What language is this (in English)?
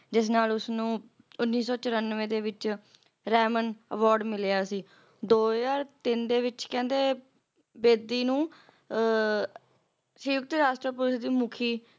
Punjabi